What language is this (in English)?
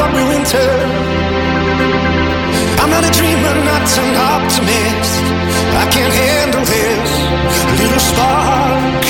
Greek